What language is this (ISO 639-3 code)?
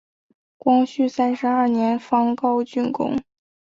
zho